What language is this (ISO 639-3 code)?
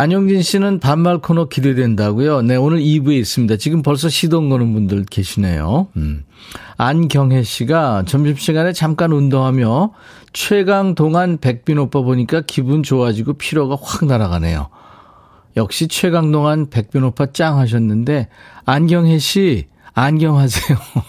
kor